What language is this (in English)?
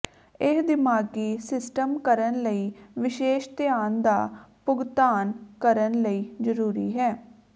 Punjabi